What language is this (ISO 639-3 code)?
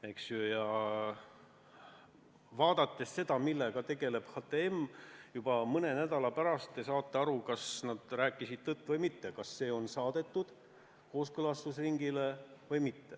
est